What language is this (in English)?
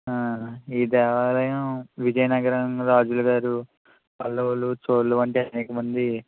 Telugu